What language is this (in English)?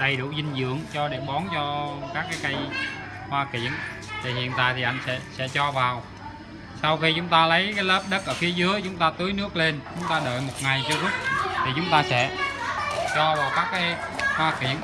Vietnamese